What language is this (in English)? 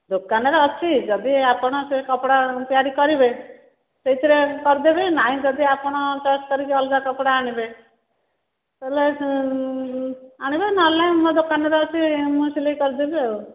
Odia